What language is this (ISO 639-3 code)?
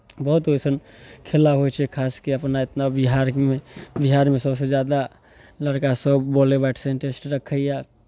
mai